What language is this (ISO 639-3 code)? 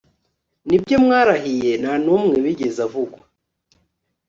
kin